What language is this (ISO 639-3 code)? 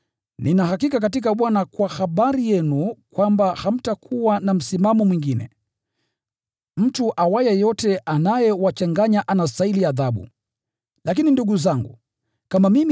swa